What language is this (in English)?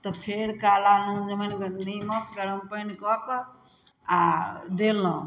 Maithili